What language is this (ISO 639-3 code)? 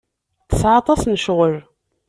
kab